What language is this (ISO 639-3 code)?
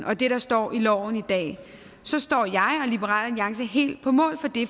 dan